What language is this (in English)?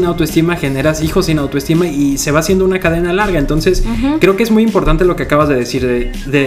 Spanish